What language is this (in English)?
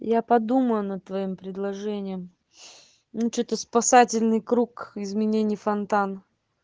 Russian